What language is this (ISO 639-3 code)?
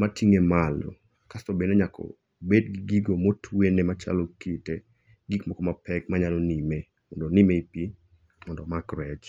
luo